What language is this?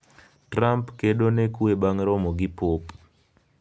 Luo (Kenya and Tanzania)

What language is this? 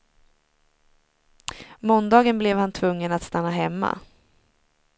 Swedish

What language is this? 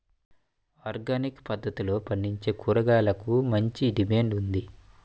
Telugu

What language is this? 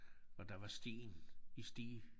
Danish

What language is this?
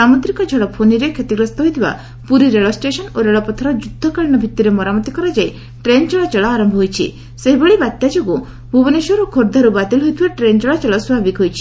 Odia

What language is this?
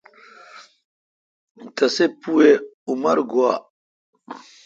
Kalkoti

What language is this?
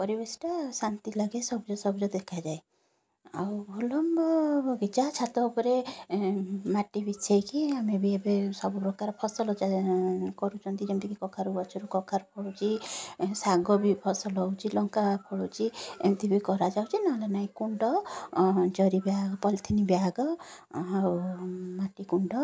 Odia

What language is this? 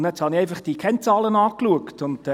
Swiss German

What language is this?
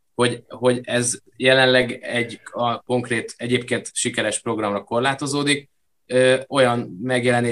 Hungarian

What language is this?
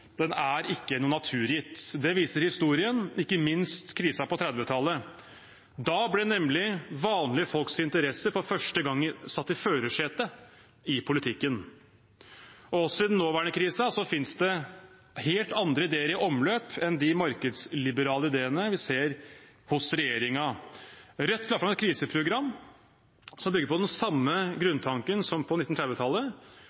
Norwegian Bokmål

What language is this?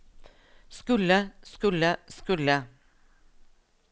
Norwegian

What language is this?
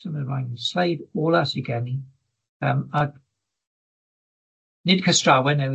Welsh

